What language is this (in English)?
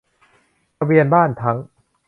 Thai